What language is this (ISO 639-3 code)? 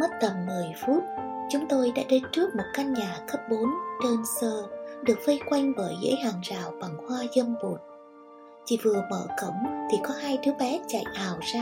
vie